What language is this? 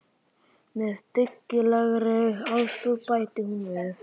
Icelandic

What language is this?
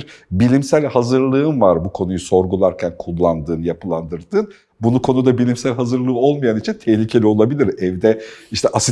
Turkish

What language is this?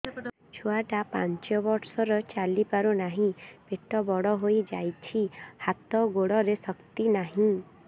Odia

